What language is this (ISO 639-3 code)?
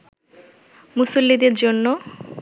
ben